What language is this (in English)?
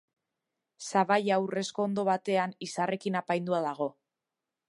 Basque